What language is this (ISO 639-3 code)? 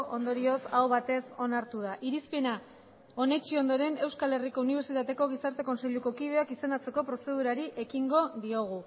eus